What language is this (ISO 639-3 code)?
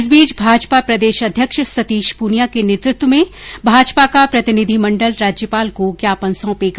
hin